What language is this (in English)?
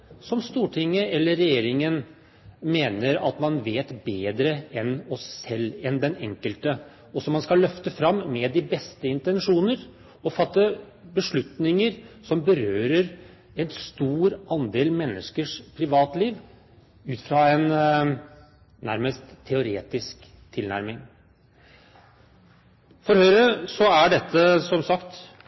Norwegian Bokmål